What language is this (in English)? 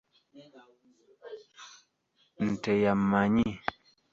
Ganda